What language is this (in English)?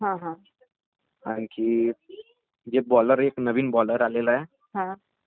Marathi